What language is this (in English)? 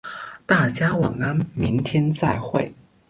Chinese